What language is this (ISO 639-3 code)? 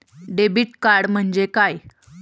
mar